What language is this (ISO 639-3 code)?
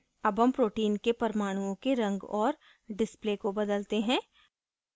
hin